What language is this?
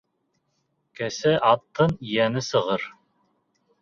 Bashkir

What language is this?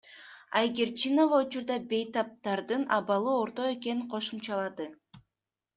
Kyrgyz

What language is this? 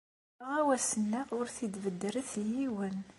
Kabyle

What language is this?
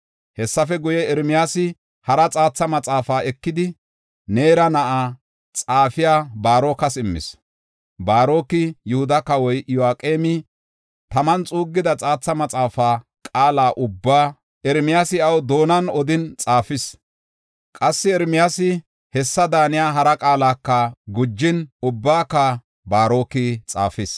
Gofa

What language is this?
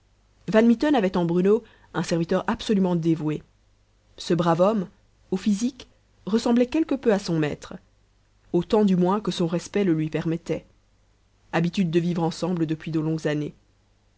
French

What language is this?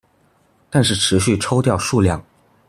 Chinese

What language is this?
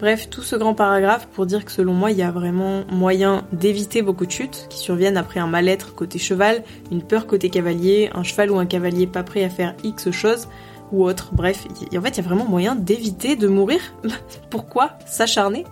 French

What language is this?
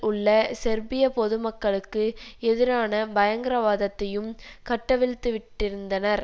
Tamil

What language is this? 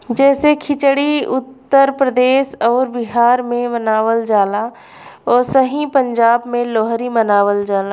Bhojpuri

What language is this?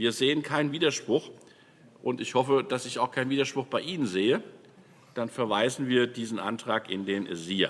German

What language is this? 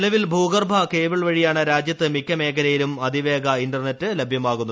Malayalam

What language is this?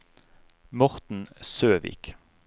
Norwegian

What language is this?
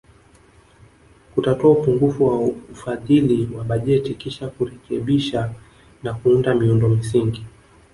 Swahili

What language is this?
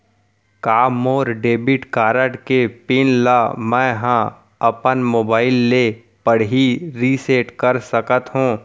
Chhattisgarhi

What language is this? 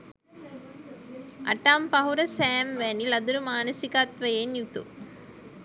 Sinhala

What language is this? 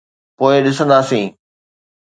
Sindhi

